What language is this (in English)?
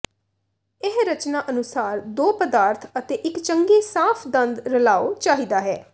Punjabi